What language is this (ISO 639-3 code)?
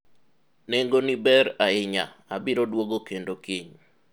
luo